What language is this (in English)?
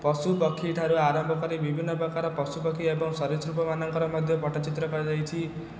Odia